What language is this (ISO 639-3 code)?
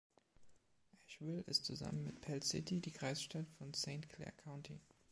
deu